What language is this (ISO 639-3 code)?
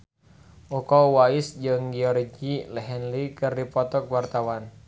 sun